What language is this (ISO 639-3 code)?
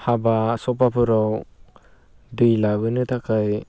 brx